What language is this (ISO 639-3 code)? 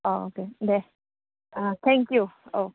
brx